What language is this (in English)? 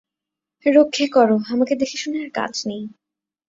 Bangla